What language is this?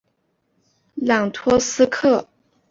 Chinese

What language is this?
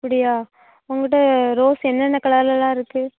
Tamil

